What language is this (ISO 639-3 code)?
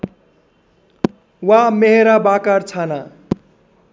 nep